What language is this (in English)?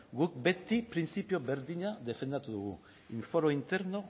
Basque